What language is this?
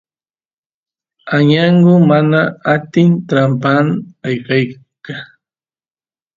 Santiago del Estero Quichua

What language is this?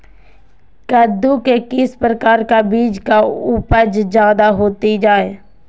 Magahi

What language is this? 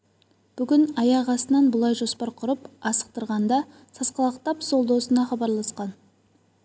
Kazakh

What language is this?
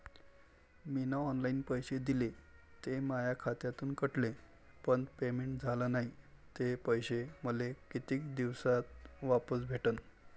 Marathi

